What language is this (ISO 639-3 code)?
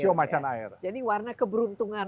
ind